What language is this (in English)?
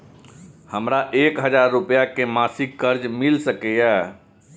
Maithili